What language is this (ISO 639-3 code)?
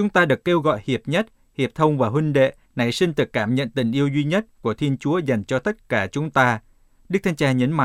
vie